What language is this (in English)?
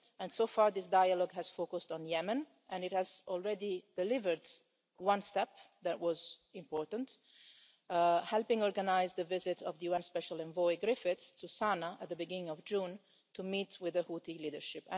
English